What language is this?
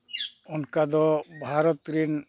Santali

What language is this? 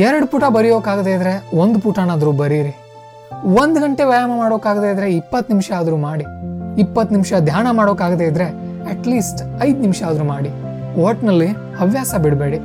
Kannada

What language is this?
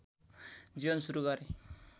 Nepali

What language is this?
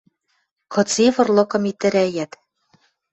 Western Mari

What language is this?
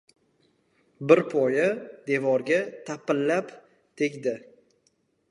Uzbek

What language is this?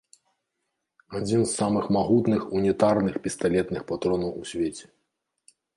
Belarusian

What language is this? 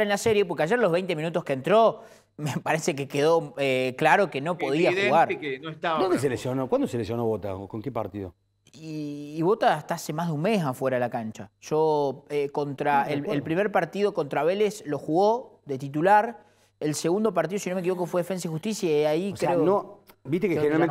Spanish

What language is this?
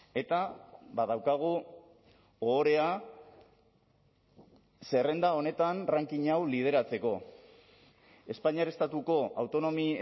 Basque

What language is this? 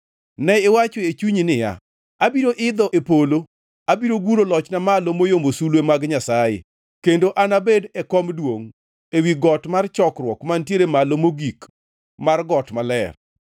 Luo (Kenya and Tanzania)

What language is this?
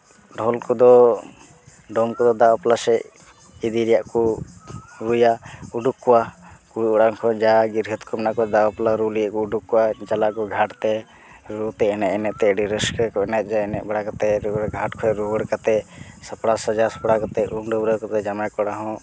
Santali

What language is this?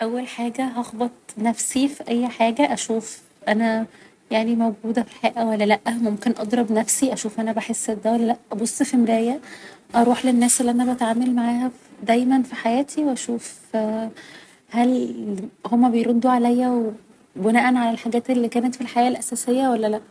Egyptian Arabic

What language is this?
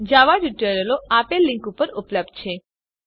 Gujarati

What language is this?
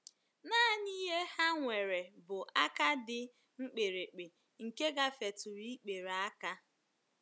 Igbo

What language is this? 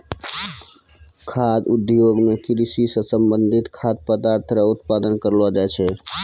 Maithili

